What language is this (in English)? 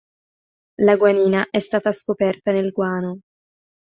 Italian